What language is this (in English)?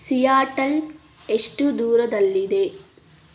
Kannada